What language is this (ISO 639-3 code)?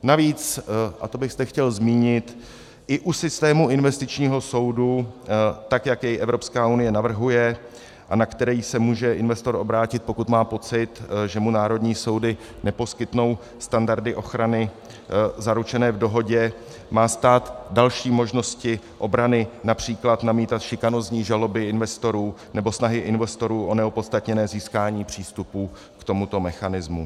ces